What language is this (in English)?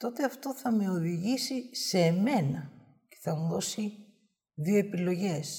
Greek